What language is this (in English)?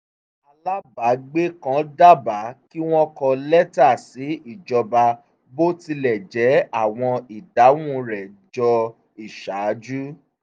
Yoruba